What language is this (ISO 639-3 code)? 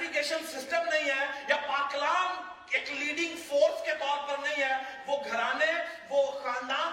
urd